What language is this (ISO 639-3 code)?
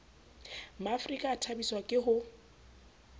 sot